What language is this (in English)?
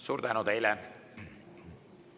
Estonian